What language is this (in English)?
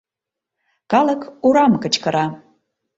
Mari